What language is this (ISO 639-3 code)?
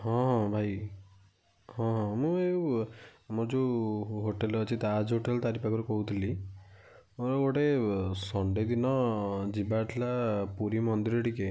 ori